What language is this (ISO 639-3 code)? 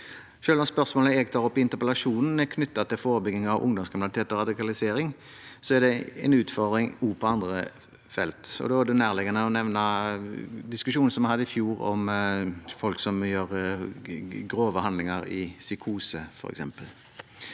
nor